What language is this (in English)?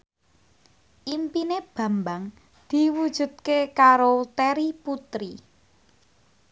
Javanese